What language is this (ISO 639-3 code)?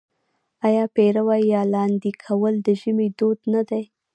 pus